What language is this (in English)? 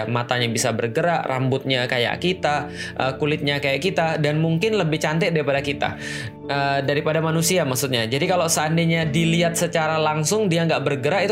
Indonesian